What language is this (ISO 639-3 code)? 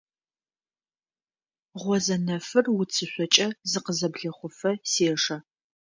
ady